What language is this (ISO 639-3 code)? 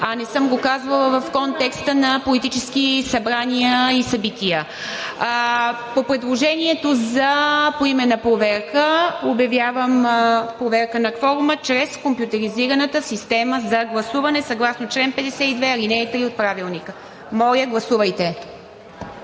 bul